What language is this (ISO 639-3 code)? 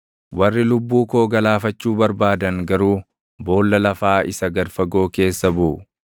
orm